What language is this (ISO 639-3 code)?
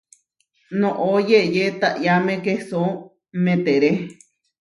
var